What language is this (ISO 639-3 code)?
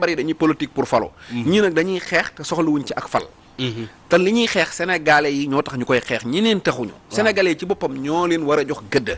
ind